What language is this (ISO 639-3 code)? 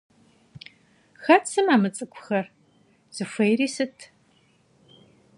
kbd